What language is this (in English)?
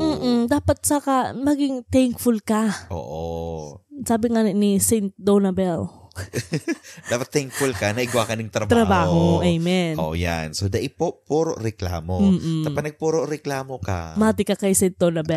Filipino